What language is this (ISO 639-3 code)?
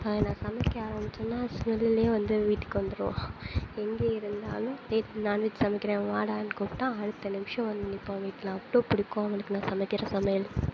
tam